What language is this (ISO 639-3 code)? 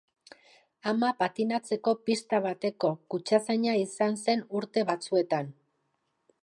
eus